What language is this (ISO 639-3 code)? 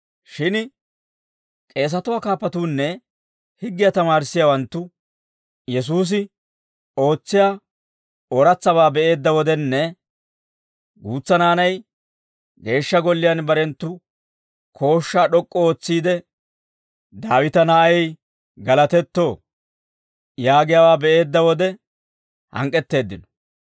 dwr